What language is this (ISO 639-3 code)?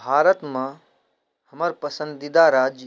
mai